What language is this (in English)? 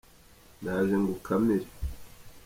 Kinyarwanda